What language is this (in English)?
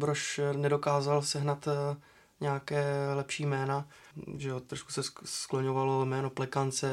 Czech